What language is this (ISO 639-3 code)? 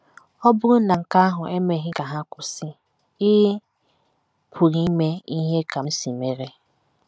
ibo